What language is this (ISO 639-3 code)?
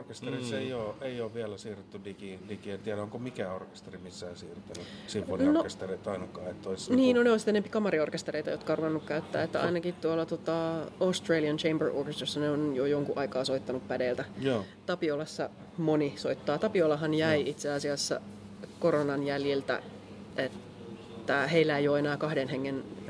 fin